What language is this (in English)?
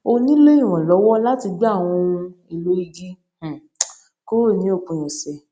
Yoruba